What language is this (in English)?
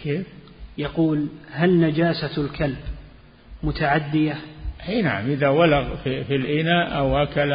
Arabic